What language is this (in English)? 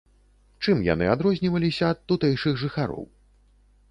Belarusian